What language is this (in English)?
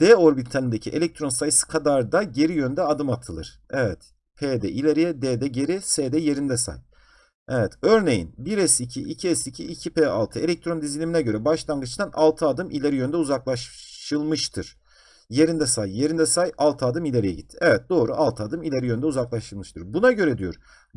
Turkish